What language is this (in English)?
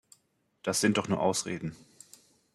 German